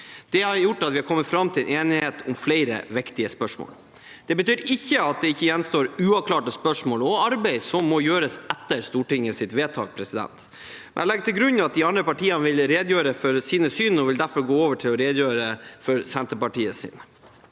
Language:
Norwegian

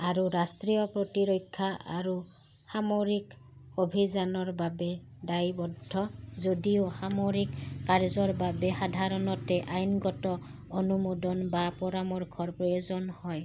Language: Assamese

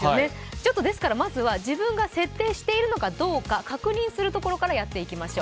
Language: Japanese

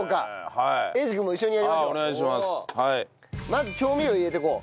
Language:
Japanese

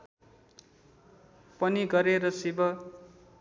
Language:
Nepali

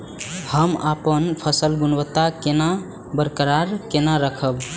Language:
Maithili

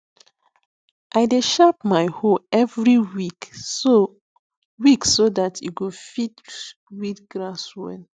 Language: Nigerian Pidgin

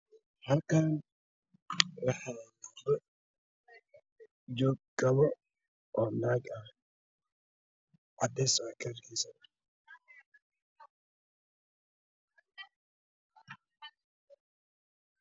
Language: Somali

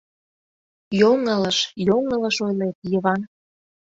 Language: Mari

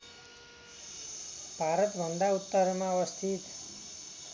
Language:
Nepali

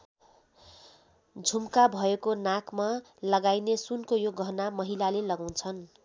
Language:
Nepali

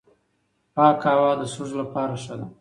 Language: Pashto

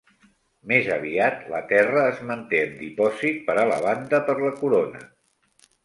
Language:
Catalan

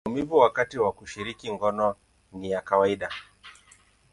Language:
Swahili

